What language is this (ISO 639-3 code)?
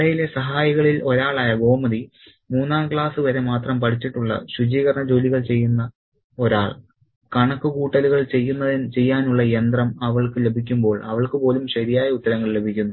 mal